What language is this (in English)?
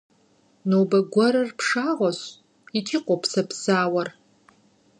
Kabardian